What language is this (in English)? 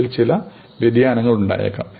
Malayalam